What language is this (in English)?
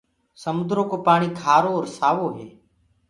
Gurgula